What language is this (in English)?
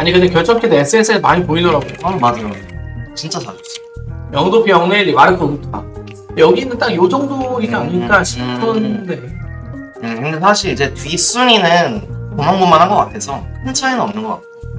Korean